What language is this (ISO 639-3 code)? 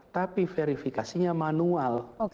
ind